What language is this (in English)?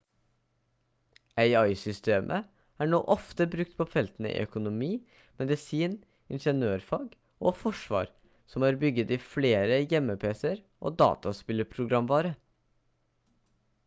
Norwegian Bokmål